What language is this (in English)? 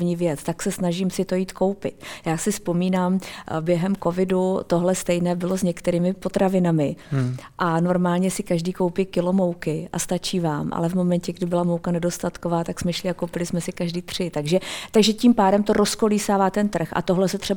Czech